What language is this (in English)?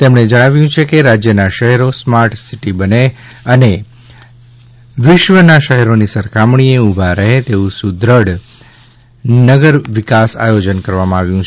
Gujarati